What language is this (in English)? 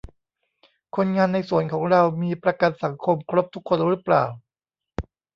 Thai